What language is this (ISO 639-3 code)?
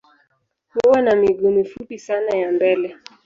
swa